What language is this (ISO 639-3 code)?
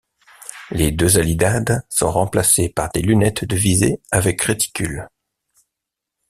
fra